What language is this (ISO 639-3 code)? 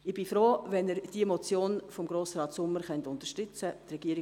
gsw